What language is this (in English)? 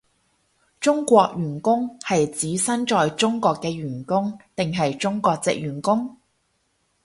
Cantonese